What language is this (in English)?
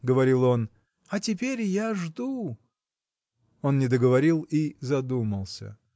Russian